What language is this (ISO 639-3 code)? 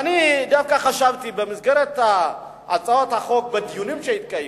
heb